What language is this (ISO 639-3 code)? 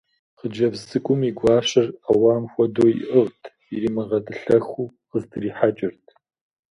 kbd